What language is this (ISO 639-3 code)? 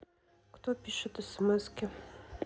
rus